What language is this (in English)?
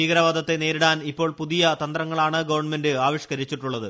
Malayalam